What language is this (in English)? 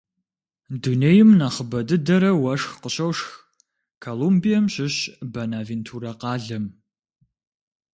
Kabardian